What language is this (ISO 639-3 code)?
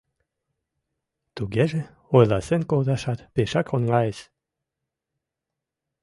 chm